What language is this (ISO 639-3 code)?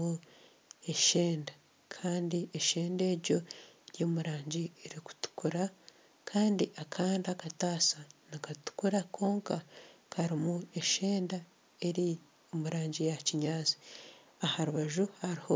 nyn